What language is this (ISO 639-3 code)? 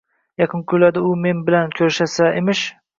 uzb